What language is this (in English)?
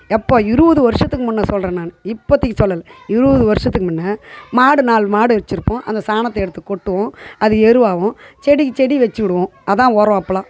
Tamil